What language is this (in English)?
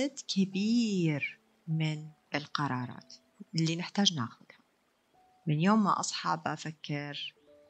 Arabic